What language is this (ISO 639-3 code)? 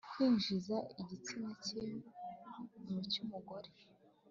kin